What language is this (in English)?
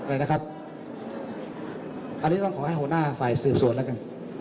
Thai